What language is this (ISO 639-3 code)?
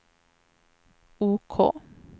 swe